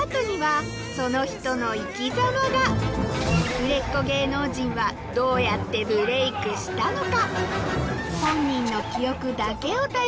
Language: Japanese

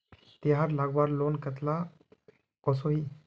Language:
Magahi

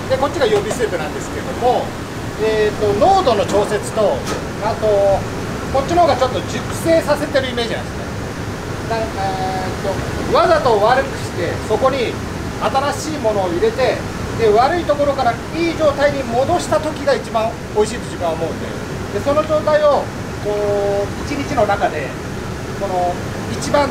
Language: Japanese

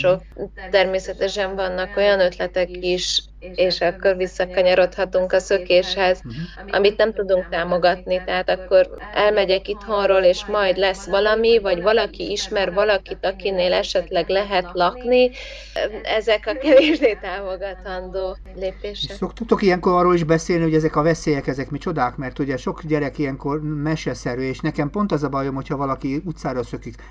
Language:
Hungarian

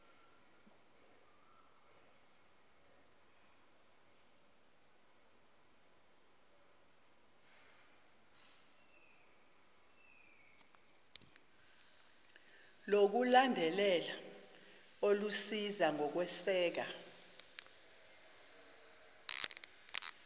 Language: Zulu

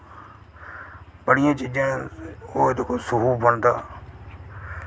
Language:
Dogri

